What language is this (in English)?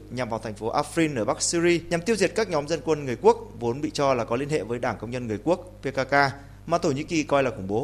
Vietnamese